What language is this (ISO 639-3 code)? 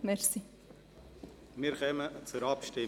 gsw